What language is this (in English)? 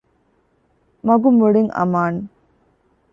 Divehi